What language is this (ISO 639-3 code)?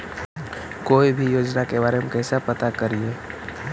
mag